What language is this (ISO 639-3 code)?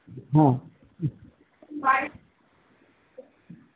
ben